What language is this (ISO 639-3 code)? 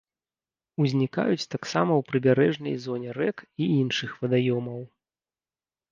bel